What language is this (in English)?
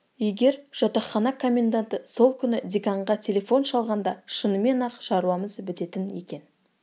Kazakh